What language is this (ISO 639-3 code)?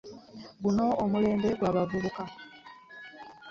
lug